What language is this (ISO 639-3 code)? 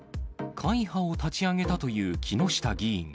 jpn